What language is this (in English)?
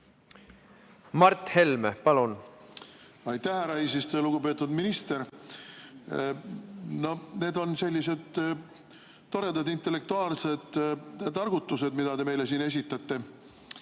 Estonian